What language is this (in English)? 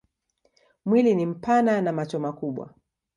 Swahili